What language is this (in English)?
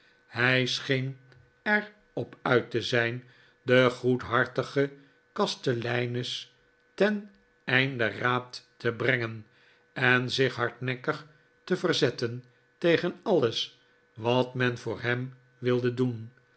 Dutch